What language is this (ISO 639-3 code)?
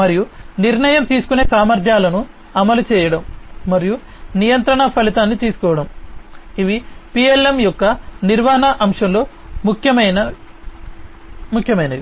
tel